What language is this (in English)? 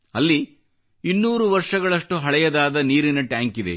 Kannada